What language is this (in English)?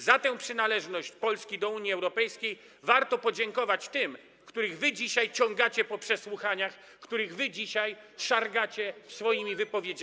Polish